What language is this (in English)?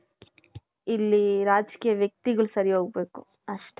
Kannada